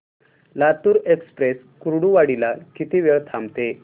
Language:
Marathi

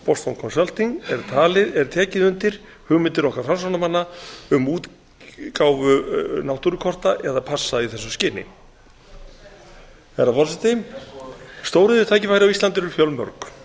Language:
Icelandic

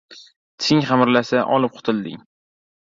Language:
Uzbek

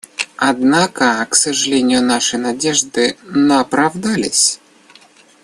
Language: Russian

